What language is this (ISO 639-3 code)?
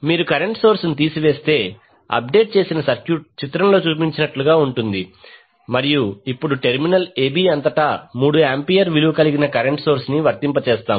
tel